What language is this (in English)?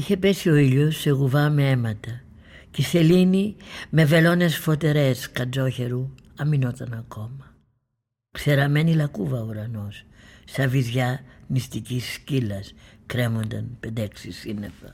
Greek